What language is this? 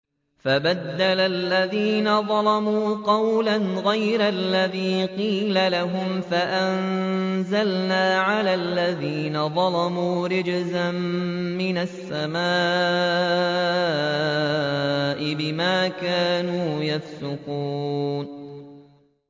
Arabic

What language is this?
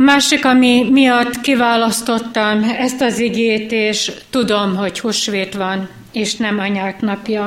Hungarian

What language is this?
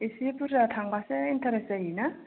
Bodo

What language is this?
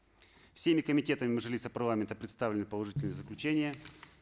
Kazakh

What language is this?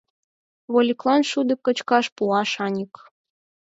Mari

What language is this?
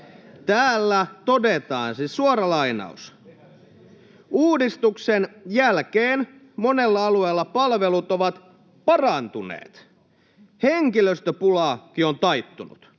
Finnish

